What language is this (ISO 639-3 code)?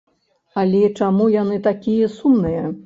bel